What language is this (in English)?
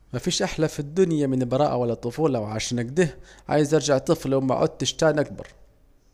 Saidi Arabic